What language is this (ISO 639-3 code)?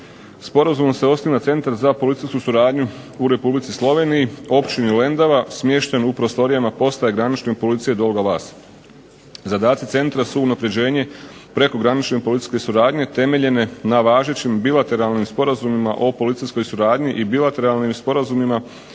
hrv